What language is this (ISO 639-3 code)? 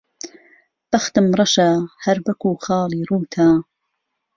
ckb